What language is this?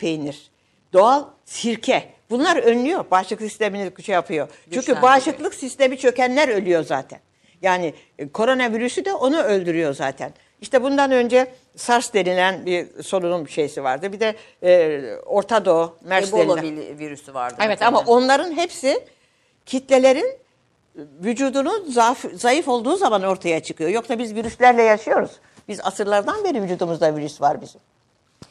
Turkish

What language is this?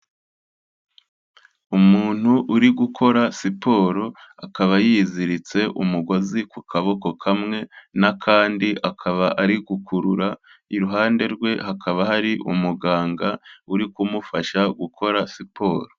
Kinyarwanda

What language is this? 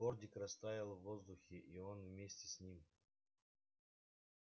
Russian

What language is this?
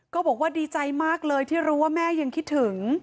Thai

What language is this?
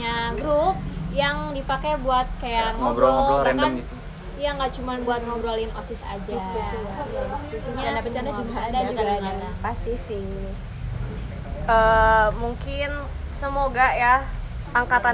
Indonesian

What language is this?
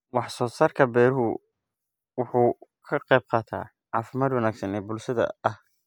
Somali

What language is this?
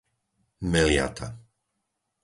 Slovak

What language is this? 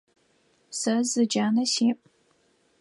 Adyghe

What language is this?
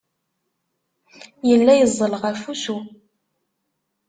Kabyle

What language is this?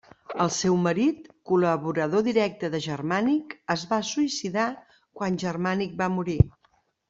Catalan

